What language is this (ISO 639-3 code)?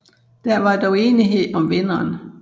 dan